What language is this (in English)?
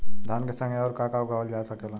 Bhojpuri